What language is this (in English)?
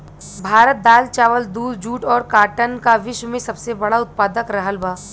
Bhojpuri